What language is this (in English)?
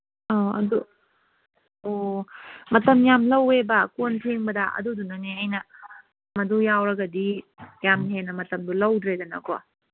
Manipuri